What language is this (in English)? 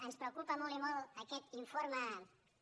Catalan